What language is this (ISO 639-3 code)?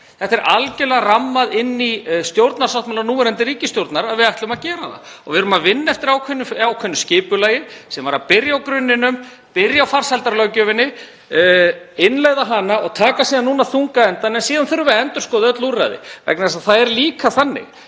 isl